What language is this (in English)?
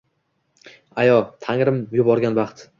Uzbek